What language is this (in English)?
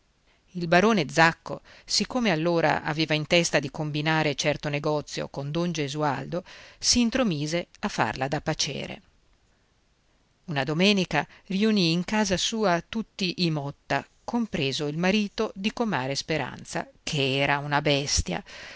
Italian